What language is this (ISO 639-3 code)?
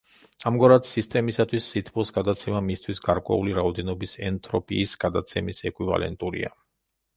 kat